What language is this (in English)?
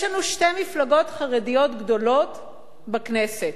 Hebrew